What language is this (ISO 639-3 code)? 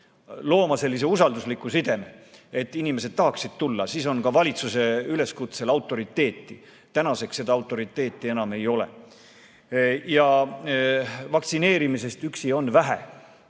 est